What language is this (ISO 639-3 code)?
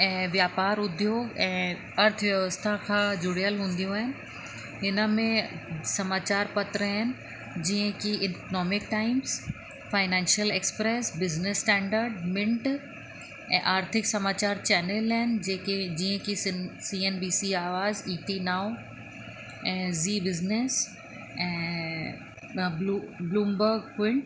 snd